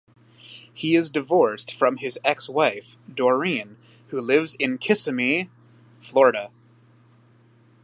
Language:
English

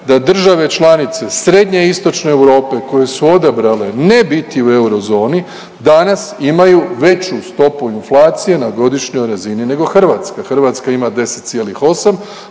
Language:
Croatian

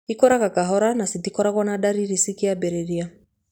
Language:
Kikuyu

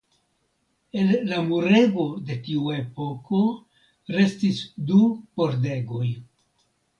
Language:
Esperanto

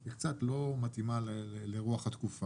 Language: Hebrew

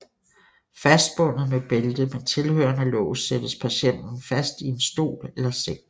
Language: Danish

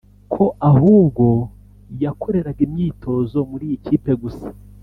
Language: Kinyarwanda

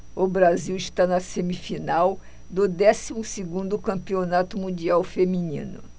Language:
Portuguese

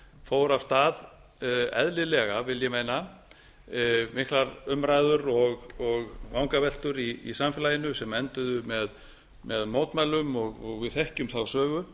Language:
Icelandic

